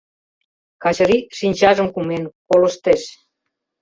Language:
Mari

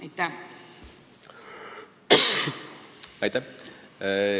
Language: Estonian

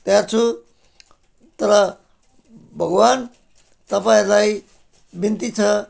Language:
Nepali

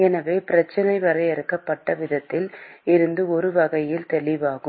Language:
Tamil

